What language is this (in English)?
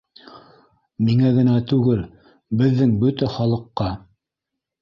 Bashkir